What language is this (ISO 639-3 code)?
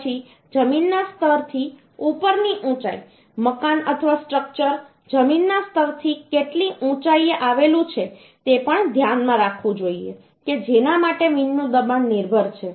guj